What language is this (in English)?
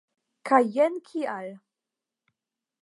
Esperanto